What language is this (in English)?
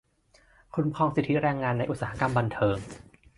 Thai